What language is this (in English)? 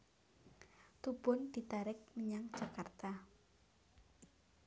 Javanese